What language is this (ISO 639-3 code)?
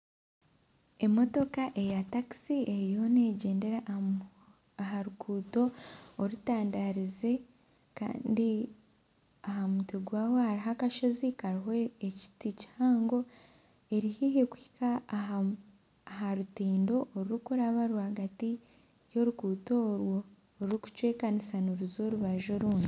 nyn